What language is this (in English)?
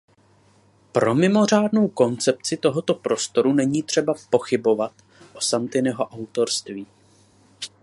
Czech